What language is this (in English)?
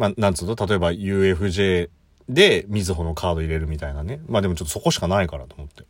Japanese